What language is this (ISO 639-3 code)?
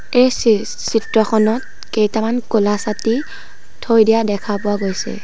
asm